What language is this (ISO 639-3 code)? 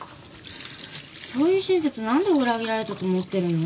jpn